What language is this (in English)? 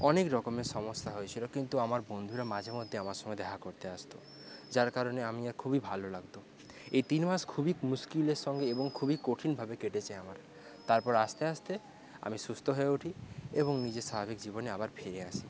Bangla